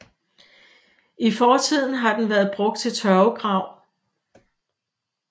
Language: Danish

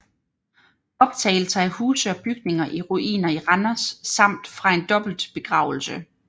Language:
Danish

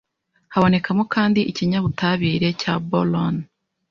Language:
Kinyarwanda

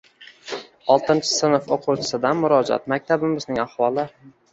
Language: Uzbek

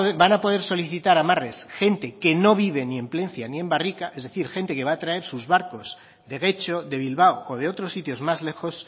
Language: Spanish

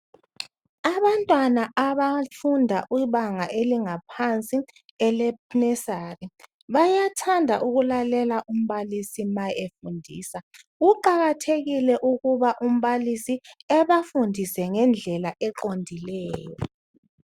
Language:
North Ndebele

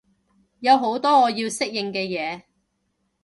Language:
Cantonese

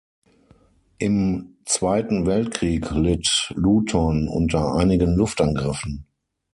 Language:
German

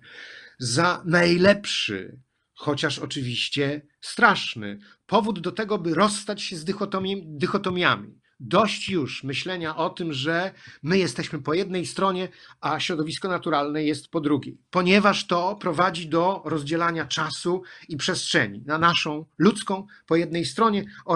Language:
Polish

